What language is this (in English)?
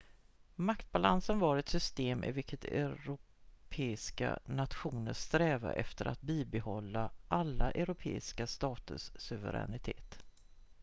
Swedish